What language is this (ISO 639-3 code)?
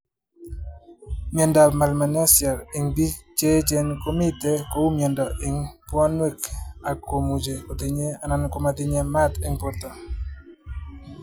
kln